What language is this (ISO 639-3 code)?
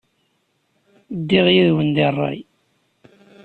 kab